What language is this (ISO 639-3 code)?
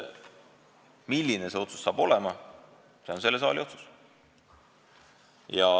est